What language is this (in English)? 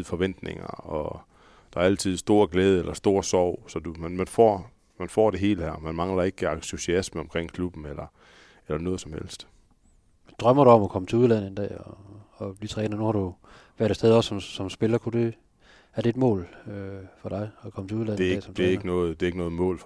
Danish